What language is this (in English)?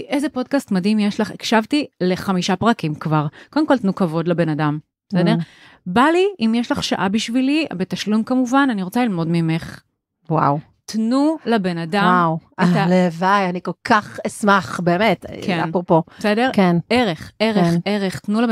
Hebrew